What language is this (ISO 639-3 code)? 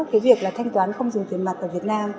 vie